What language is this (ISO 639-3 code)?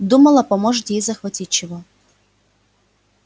rus